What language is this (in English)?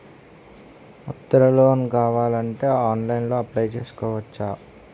Telugu